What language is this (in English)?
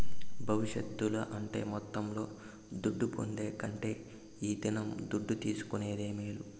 Telugu